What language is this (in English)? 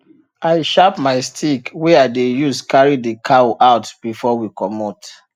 Nigerian Pidgin